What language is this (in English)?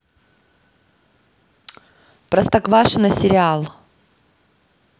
Russian